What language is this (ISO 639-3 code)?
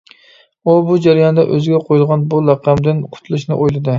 uig